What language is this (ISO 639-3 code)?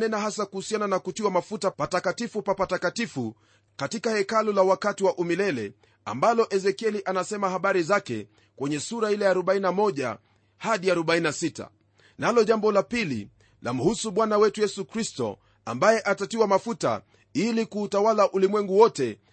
swa